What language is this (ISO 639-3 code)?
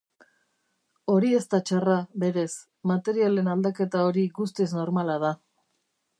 eus